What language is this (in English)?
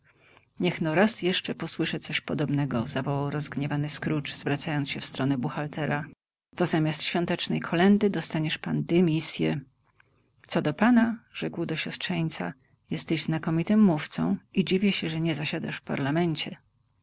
Polish